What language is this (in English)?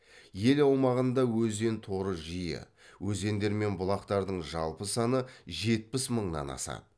Kazakh